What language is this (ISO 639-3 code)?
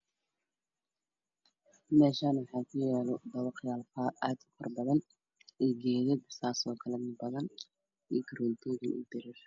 som